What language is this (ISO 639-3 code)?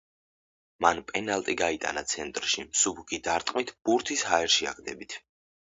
kat